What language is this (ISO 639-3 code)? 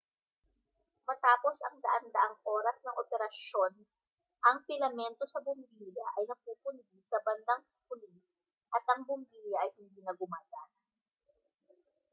fil